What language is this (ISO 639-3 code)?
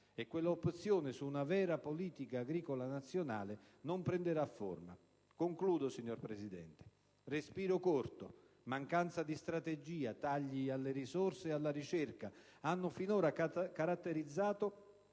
ita